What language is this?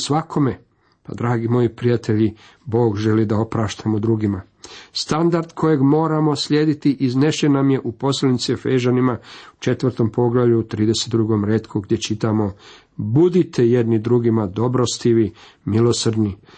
Croatian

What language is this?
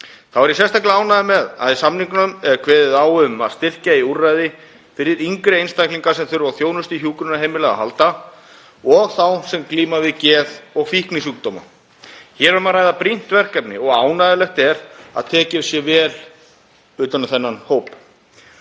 Icelandic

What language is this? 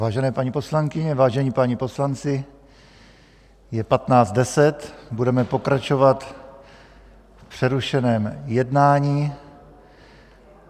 Czech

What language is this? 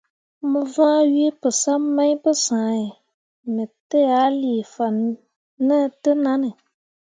Mundang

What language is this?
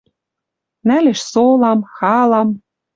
Western Mari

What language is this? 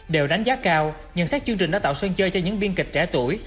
Vietnamese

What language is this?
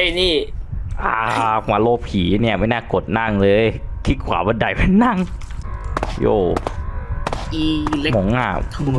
Thai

